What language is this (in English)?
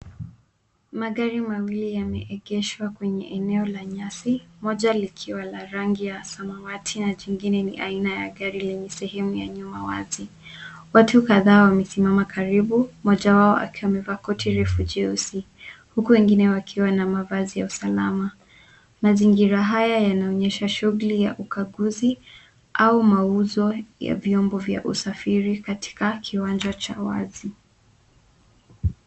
Swahili